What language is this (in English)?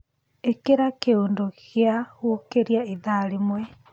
Kikuyu